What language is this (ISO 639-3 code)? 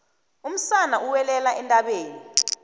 nbl